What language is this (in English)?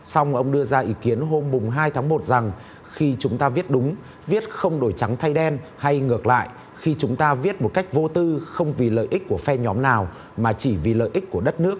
Vietnamese